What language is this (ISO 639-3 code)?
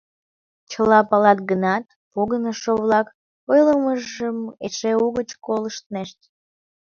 chm